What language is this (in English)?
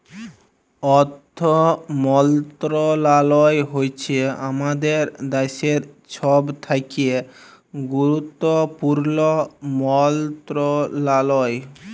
Bangla